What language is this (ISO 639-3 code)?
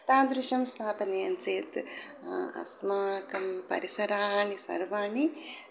san